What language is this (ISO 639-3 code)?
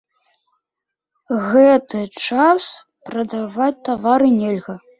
bel